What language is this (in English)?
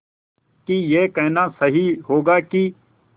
Hindi